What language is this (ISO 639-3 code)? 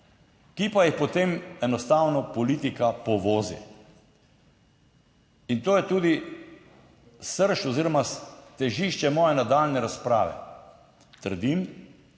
slv